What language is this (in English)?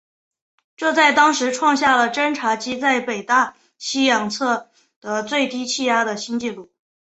Chinese